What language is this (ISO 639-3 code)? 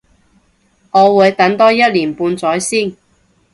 yue